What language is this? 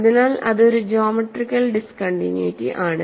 Malayalam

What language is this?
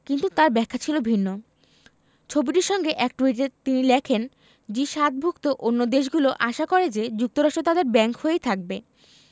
Bangla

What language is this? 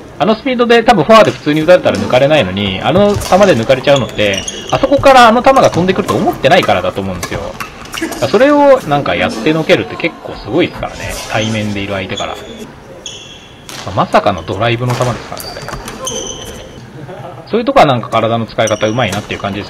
Japanese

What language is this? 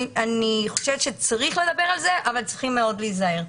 Hebrew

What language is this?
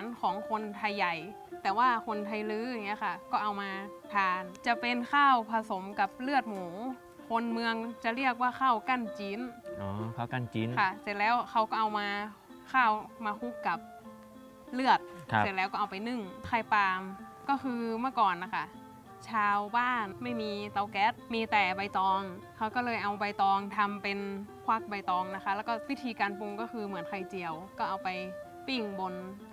Thai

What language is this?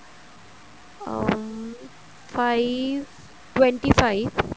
Punjabi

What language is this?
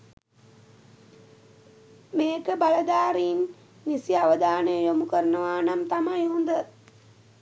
Sinhala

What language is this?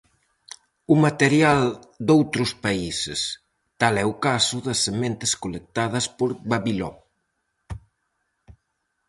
Galician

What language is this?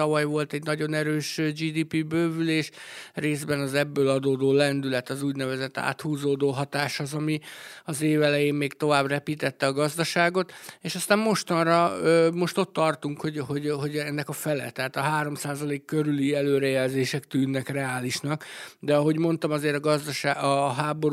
Hungarian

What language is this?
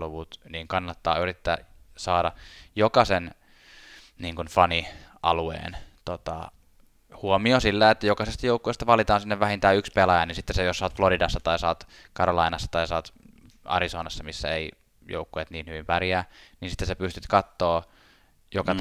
Finnish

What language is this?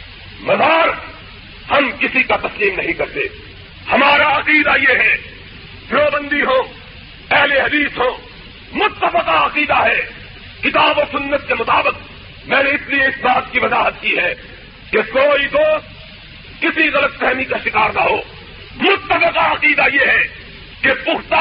Urdu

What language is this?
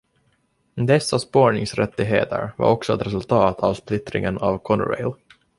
Swedish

